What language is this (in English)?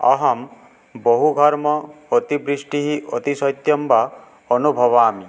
Sanskrit